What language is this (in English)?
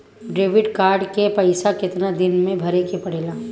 Bhojpuri